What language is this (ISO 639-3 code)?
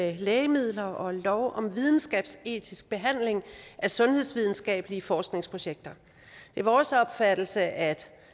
dan